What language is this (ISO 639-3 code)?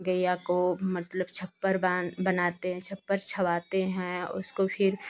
hin